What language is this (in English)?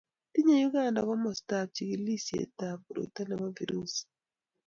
Kalenjin